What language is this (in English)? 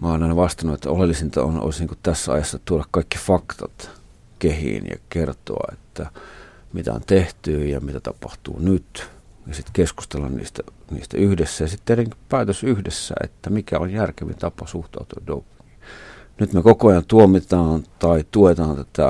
Finnish